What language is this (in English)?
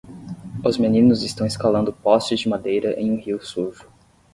Portuguese